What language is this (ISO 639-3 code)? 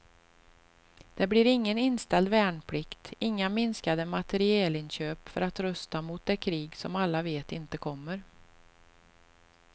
swe